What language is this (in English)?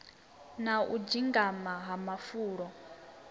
Venda